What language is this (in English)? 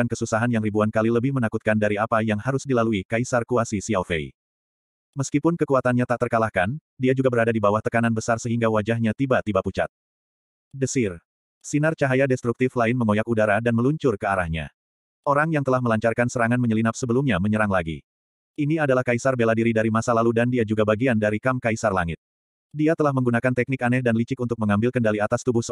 Indonesian